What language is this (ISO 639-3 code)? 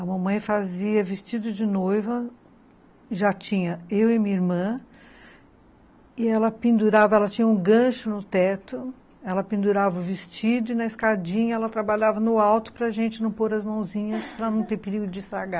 por